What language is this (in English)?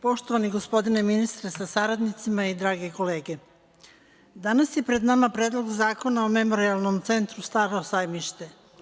Serbian